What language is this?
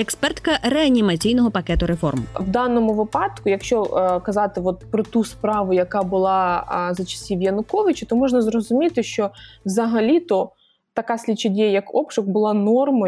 Ukrainian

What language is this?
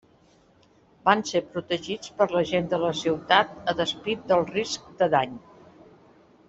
Catalan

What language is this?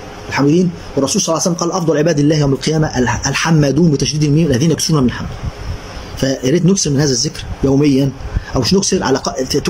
Arabic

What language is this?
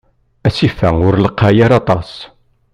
Kabyle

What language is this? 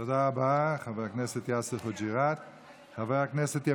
Hebrew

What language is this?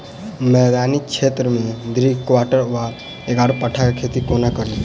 Maithili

